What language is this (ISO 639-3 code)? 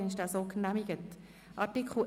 gsw